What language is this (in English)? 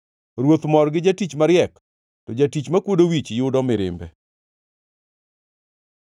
Luo (Kenya and Tanzania)